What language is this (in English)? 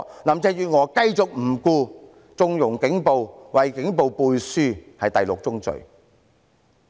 Cantonese